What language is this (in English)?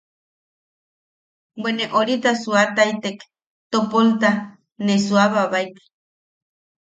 Yaqui